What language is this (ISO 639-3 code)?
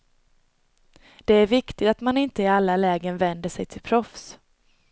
swe